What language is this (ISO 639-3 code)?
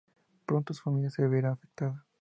spa